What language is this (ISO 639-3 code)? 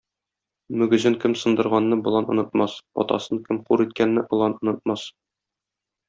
tat